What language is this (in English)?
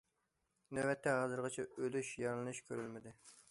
Uyghur